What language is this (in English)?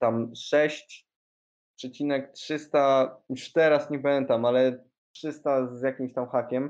Polish